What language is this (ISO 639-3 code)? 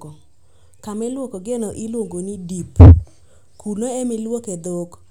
luo